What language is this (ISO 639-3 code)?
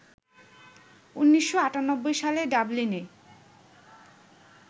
ben